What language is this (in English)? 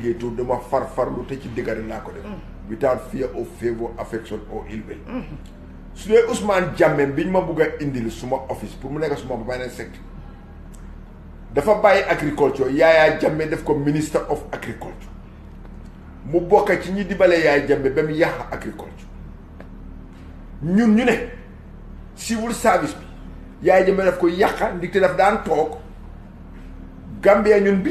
French